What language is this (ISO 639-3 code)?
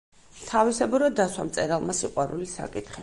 kat